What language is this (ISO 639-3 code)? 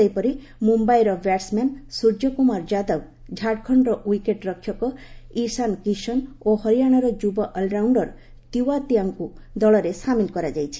ori